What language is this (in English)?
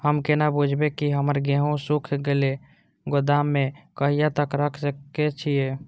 Maithili